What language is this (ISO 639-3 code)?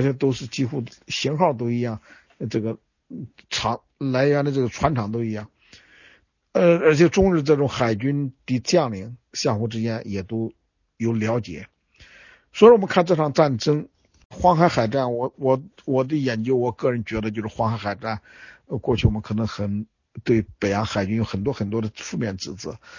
zho